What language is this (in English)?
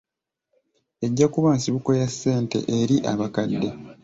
Ganda